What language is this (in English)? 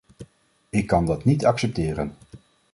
Dutch